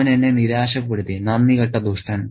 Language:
Malayalam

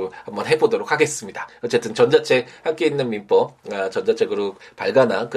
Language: Korean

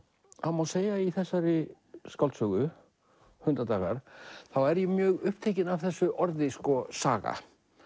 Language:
Icelandic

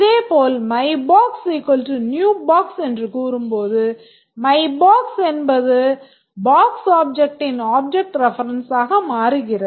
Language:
Tamil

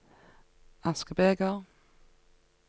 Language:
Norwegian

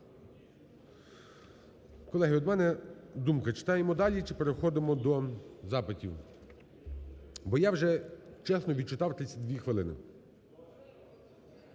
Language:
Ukrainian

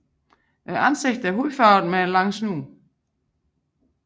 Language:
Danish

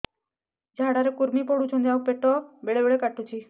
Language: Odia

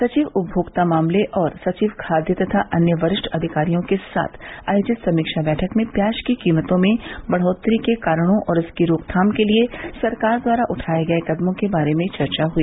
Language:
Hindi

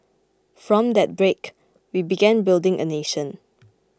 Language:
English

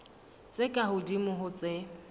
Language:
Southern Sotho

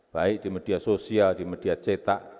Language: Indonesian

